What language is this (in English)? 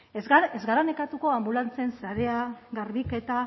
Basque